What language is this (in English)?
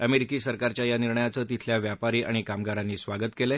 Marathi